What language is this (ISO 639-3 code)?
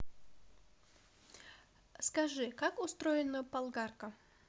rus